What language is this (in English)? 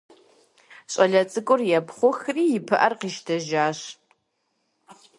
Kabardian